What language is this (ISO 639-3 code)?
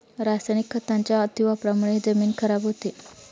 mar